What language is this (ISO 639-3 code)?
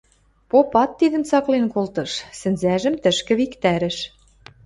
mrj